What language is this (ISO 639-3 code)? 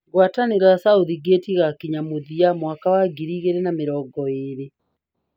kik